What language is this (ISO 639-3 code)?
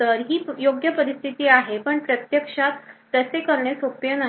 mar